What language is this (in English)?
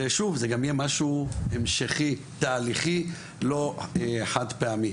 Hebrew